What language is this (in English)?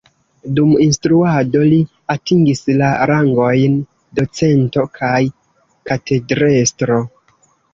Esperanto